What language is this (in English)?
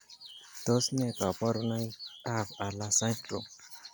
Kalenjin